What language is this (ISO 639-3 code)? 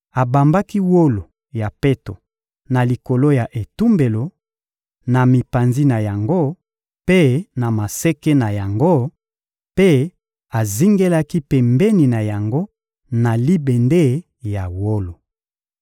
lin